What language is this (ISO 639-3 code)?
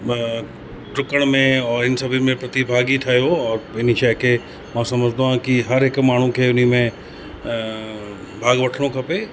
snd